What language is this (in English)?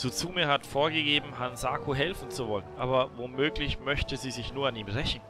German